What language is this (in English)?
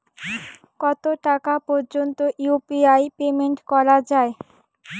Bangla